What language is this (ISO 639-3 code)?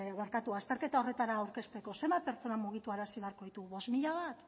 eus